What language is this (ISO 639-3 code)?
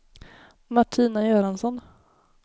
swe